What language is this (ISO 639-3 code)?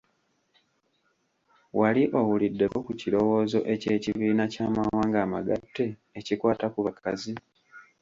lug